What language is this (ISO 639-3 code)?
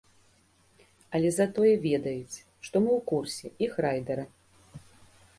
bel